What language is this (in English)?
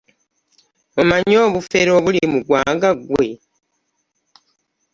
Ganda